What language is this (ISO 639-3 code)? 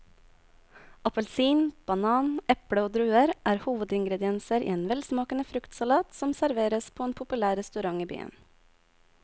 nor